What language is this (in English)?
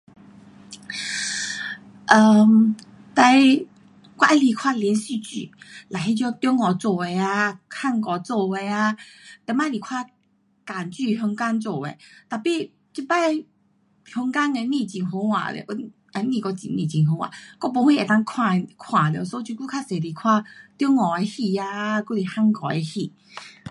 Pu-Xian Chinese